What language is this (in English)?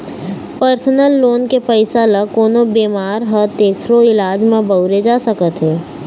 Chhattisgarhi